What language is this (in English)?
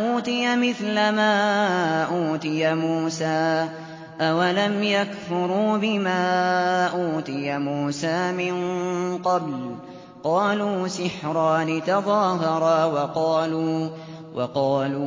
Arabic